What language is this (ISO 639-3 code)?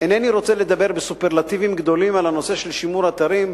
heb